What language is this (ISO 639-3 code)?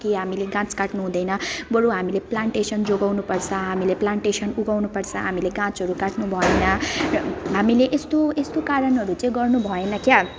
nep